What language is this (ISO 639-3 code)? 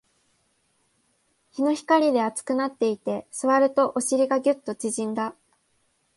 jpn